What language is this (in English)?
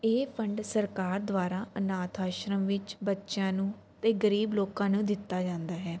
Punjabi